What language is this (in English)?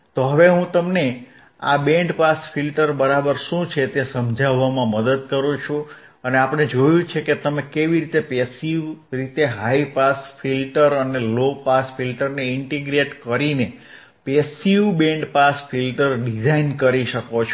Gujarati